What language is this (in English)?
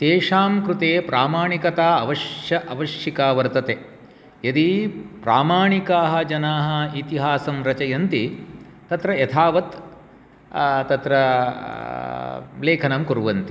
Sanskrit